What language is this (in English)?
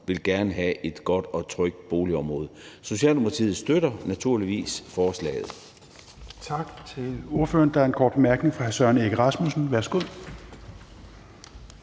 Danish